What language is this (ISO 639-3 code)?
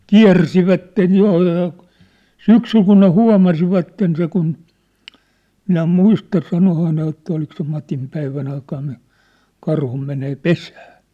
fin